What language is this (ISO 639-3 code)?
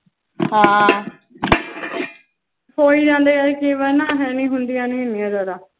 pan